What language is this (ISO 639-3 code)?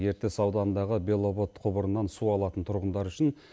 kaz